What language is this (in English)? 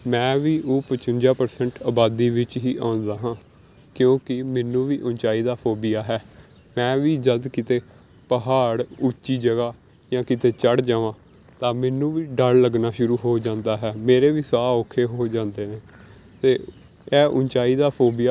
Punjabi